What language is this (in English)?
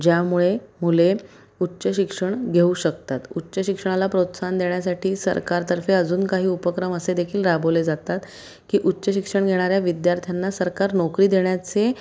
Marathi